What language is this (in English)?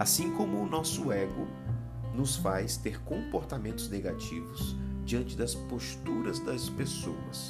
Portuguese